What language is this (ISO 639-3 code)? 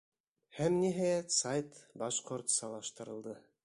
bak